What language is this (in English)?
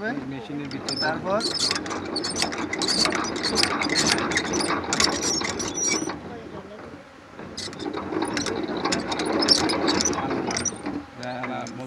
Turkish